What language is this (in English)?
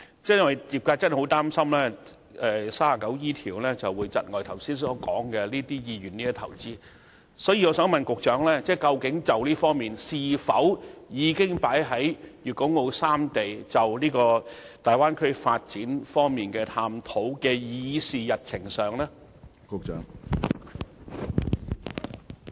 Cantonese